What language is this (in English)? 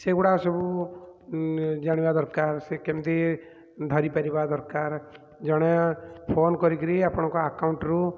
Odia